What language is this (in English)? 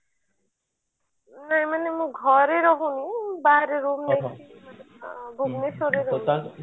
Odia